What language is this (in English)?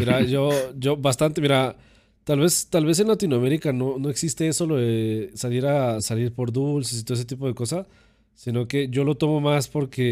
Spanish